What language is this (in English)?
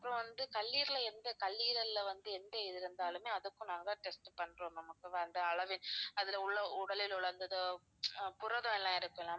Tamil